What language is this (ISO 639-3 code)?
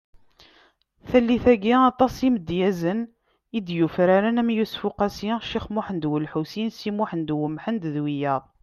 kab